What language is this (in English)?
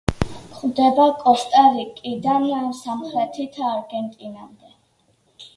Georgian